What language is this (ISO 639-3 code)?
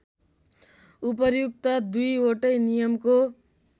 nep